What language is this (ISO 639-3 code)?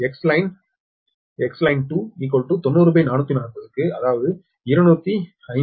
tam